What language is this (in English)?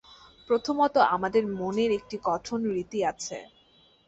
Bangla